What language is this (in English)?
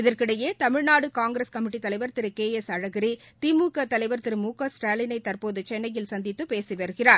Tamil